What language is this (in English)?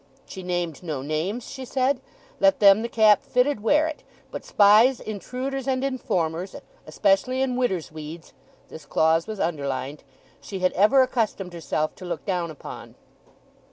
English